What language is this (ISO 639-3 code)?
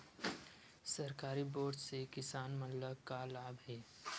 hne